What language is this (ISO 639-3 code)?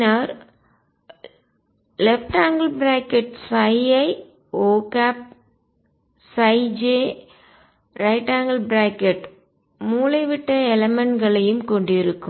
tam